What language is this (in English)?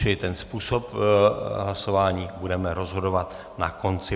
Czech